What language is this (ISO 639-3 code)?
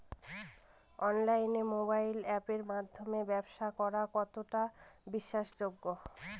ben